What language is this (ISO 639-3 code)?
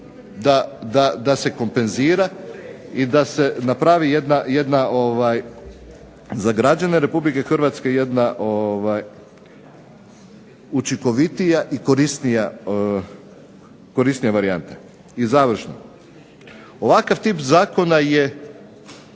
hrv